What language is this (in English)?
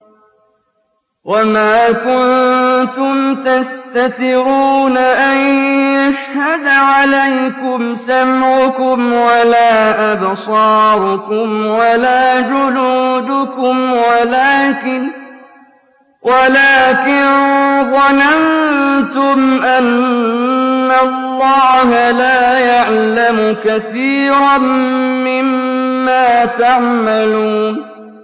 Arabic